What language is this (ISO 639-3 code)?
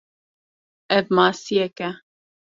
kur